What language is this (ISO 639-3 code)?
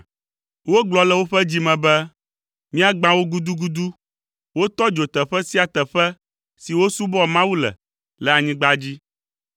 ewe